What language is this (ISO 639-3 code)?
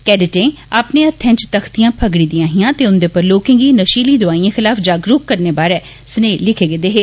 doi